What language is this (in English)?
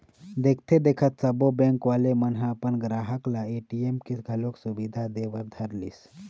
Chhattisgarhi